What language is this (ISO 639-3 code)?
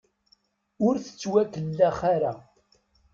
kab